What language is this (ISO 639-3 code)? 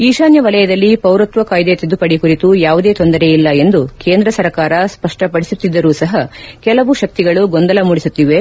kan